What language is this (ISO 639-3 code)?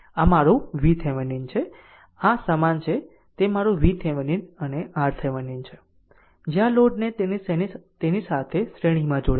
guj